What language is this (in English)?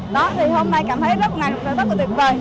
Vietnamese